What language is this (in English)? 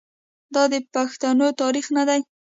Pashto